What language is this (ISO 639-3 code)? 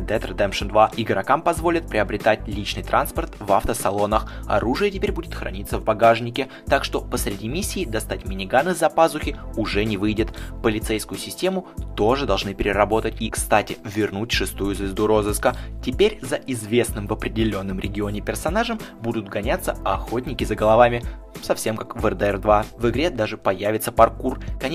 rus